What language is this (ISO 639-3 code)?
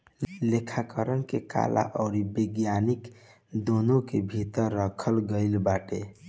bho